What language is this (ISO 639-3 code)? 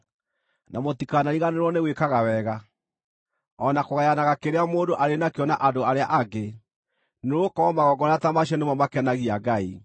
kik